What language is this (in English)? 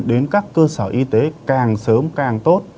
Vietnamese